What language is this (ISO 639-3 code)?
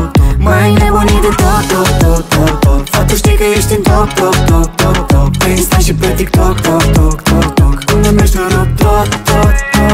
ron